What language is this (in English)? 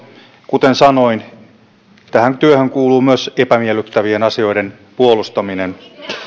Finnish